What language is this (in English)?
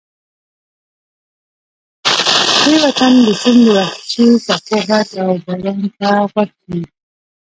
Pashto